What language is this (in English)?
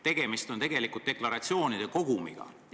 Estonian